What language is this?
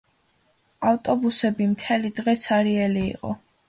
Georgian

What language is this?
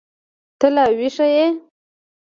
Pashto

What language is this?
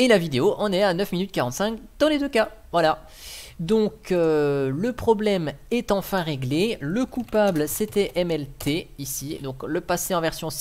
French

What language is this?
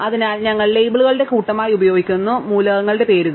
Malayalam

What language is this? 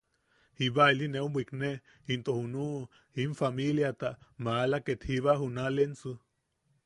Yaqui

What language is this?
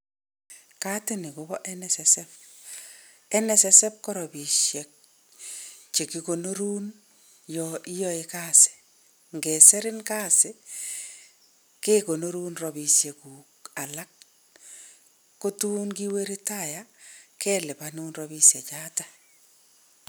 Kalenjin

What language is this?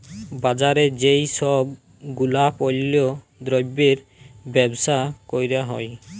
Bangla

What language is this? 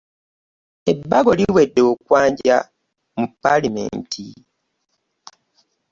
Ganda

